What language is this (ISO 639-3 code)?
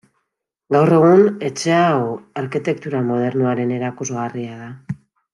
eus